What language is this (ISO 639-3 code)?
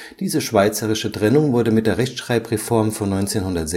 deu